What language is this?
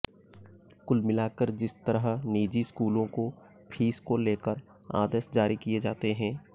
Hindi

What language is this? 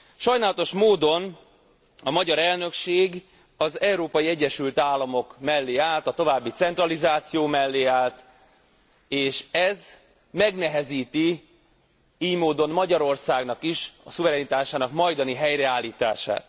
Hungarian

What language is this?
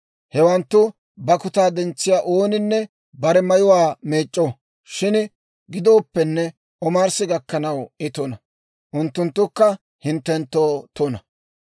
Dawro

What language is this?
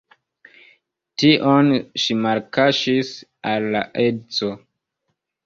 Esperanto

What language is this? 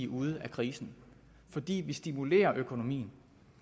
Danish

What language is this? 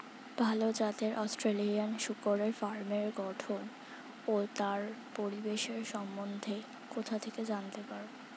Bangla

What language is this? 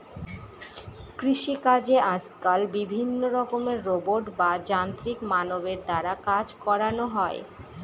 Bangla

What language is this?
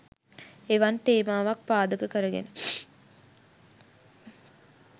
Sinhala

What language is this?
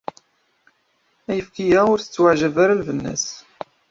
Kabyle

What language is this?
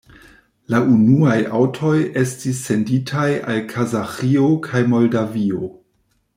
Esperanto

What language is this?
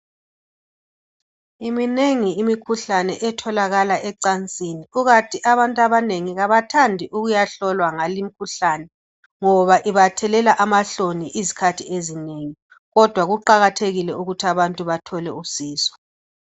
North Ndebele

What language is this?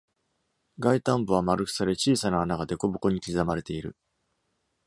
Japanese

